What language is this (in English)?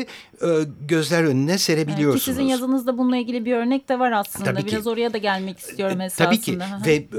Turkish